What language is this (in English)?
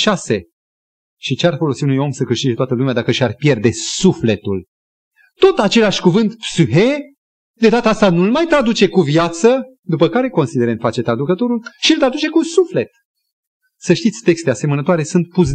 Romanian